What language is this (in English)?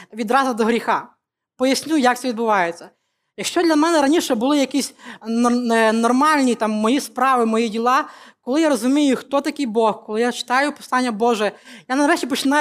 Ukrainian